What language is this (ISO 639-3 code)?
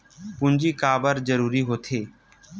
hne